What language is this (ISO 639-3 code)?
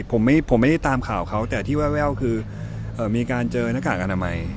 tha